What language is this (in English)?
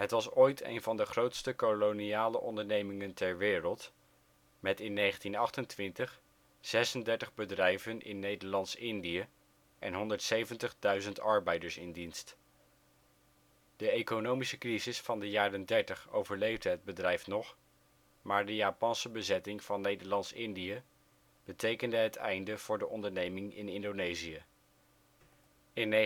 Dutch